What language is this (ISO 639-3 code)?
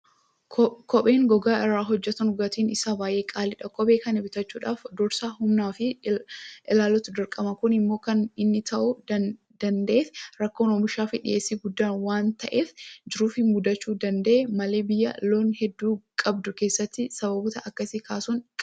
orm